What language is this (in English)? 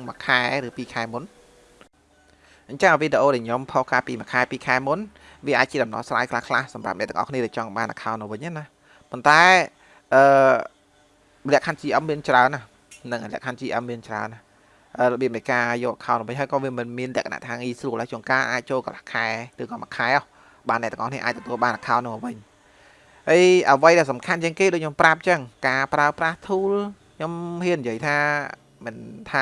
Vietnamese